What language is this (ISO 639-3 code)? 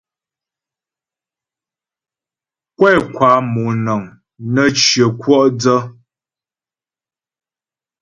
bbj